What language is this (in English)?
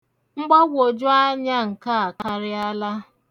Igbo